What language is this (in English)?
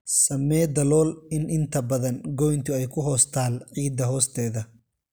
Somali